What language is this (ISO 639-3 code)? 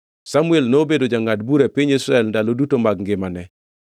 luo